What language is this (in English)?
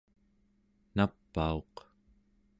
Central Yupik